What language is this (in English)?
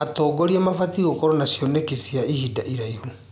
Kikuyu